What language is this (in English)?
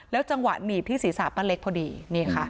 Thai